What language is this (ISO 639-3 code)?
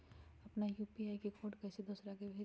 mag